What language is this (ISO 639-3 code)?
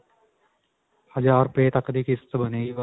pan